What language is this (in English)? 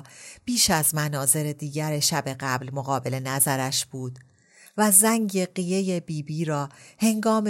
Persian